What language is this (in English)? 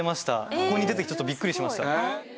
Japanese